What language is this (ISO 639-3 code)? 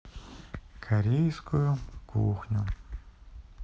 rus